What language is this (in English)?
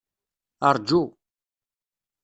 Kabyle